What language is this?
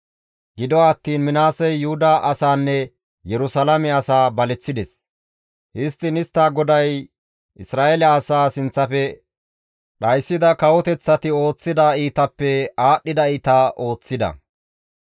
Gamo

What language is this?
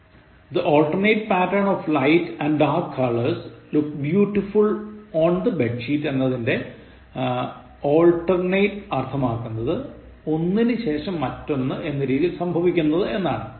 Malayalam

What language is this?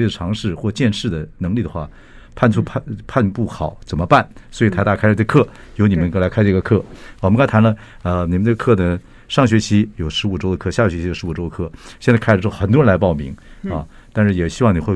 Chinese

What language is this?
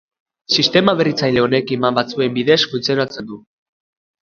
Basque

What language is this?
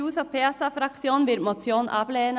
Swiss German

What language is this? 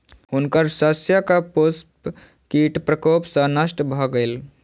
Maithili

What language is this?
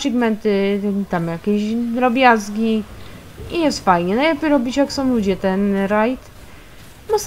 Polish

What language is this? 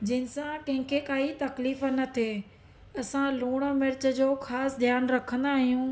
Sindhi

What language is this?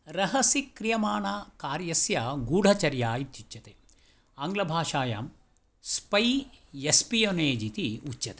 Sanskrit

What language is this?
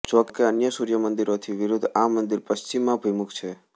Gujarati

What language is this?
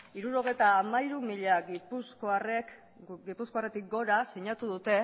Basque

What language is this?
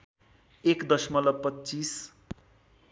Nepali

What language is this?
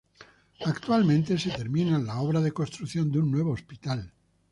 Spanish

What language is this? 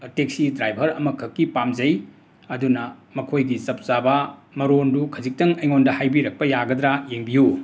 Manipuri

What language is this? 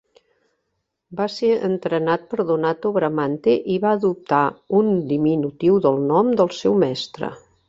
Catalan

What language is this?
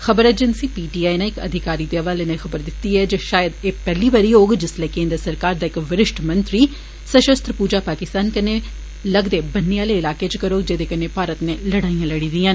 Dogri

